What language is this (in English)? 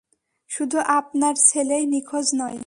Bangla